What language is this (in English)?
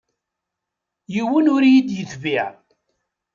Kabyle